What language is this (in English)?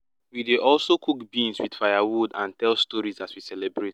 Nigerian Pidgin